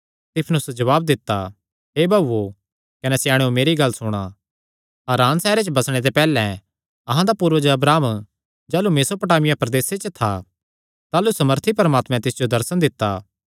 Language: Kangri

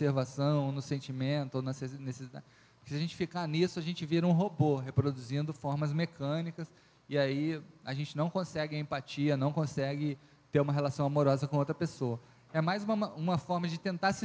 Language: Portuguese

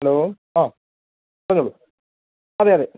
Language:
Malayalam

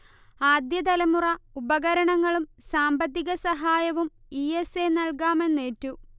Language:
Malayalam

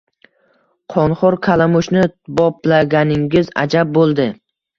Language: Uzbek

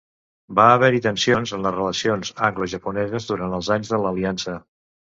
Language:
Catalan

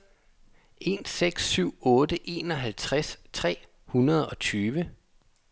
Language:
Danish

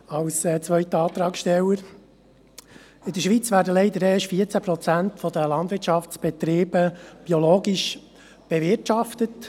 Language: Swiss German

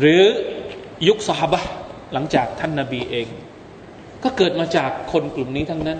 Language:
Thai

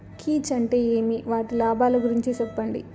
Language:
Telugu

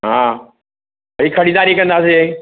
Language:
Sindhi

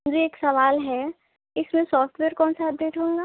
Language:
Urdu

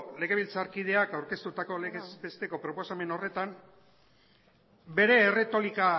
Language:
Basque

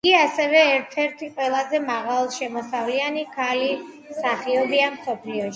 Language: Georgian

